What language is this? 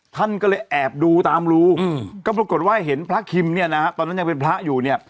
Thai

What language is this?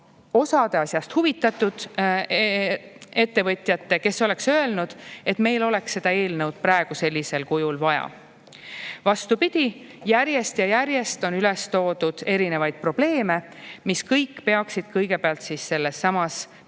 Estonian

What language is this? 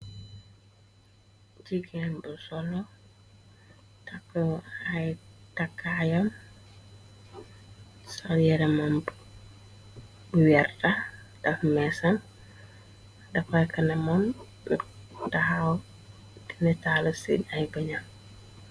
Wolof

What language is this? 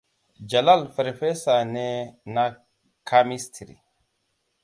Hausa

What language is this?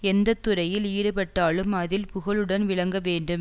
Tamil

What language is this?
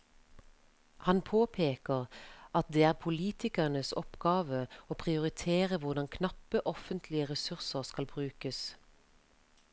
Norwegian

